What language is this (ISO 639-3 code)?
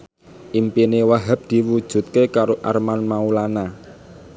jav